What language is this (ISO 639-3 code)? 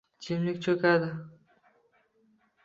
uzb